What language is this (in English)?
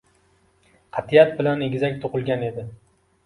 Uzbek